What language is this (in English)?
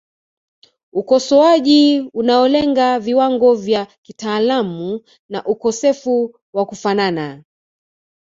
Swahili